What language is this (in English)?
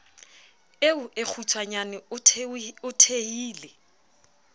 Southern Sotho